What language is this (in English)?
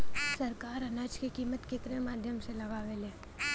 Bhojpuri